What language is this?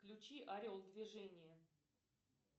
Russian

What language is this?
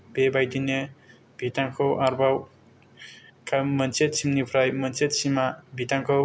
Bodo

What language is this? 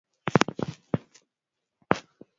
Swahili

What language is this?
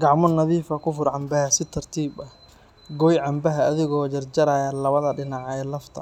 Somali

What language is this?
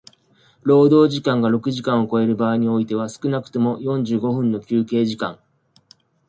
Japanese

